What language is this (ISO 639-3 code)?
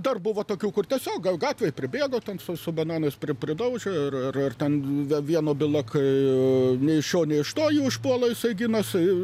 lit